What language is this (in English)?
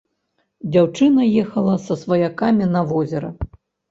Belarusian